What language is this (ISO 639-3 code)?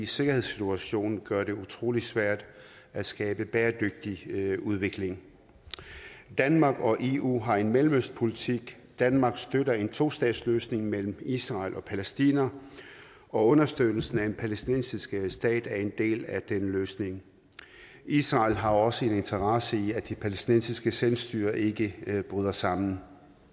dan